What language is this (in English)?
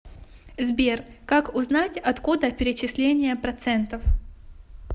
Russian